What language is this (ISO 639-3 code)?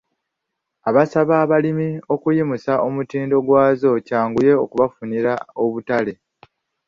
lug